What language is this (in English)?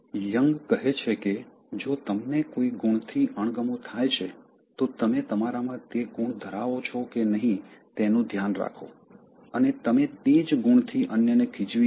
Gujarati